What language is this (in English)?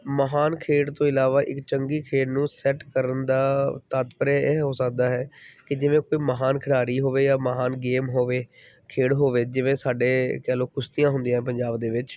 Punjabi